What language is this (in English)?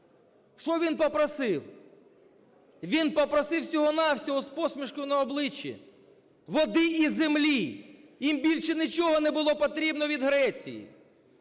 Ukrainian